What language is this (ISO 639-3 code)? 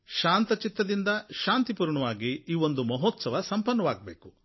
kan